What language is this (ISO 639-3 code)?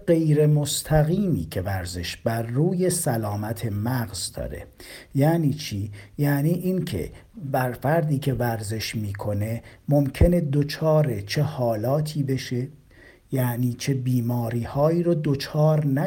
fas